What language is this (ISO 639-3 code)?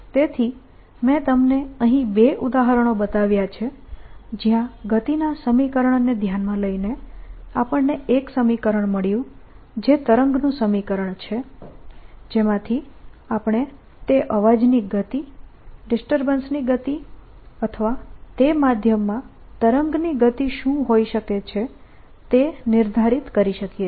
guj